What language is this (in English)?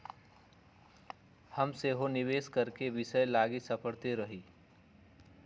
Magahi